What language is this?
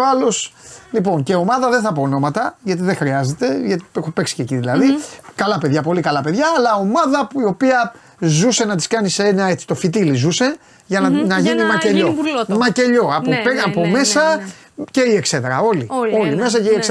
Greek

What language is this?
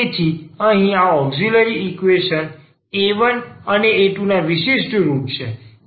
Gujarati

